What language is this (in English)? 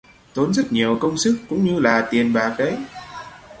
Vietnamese